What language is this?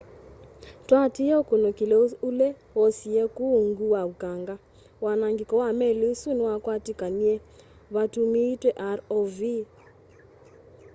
Kamba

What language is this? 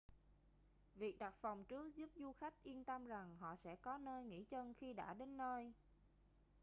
Vietnamese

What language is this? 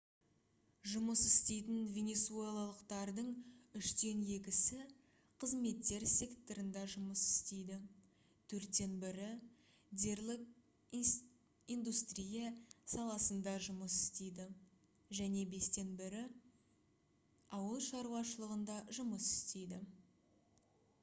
Kazakh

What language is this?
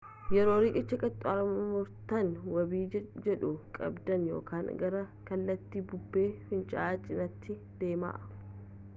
Oromo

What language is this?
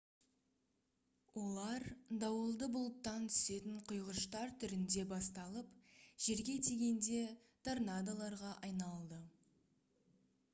Kazakh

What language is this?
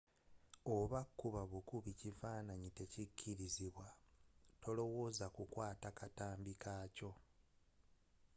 Ganda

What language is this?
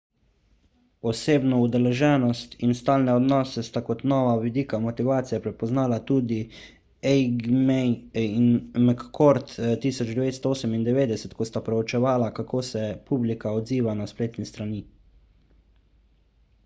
Slovenian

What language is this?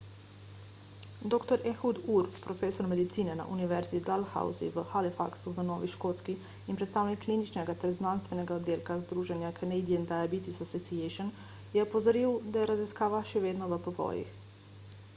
Slovenian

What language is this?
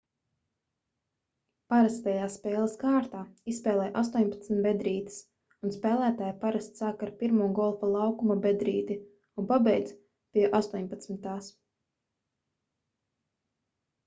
Latvian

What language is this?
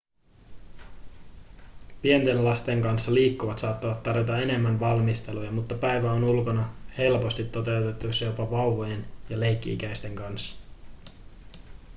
Finnish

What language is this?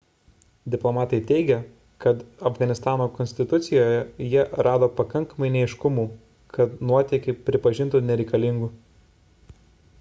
Lithuanian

